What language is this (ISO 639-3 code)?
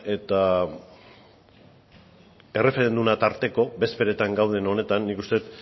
eus